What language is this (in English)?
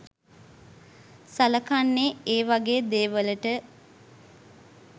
Sinhala